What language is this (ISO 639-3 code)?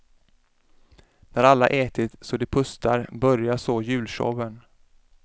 swe